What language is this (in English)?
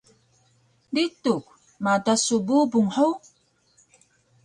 Taroko